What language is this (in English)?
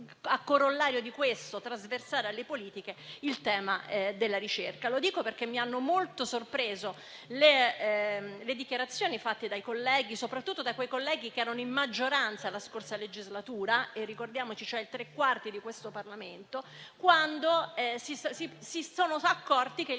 Italian